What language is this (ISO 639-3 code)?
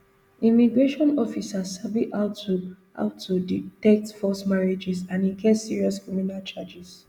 pcm